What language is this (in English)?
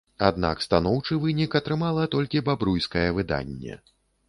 Belarusian